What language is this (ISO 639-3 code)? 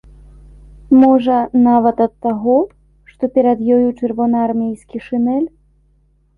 bel